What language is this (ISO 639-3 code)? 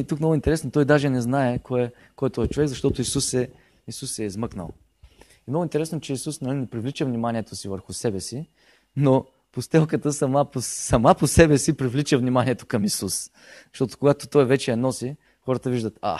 bul